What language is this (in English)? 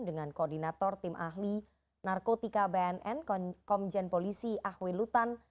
Indonesian